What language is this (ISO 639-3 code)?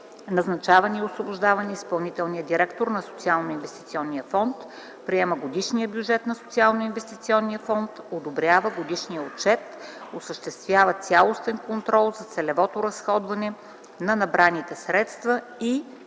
bul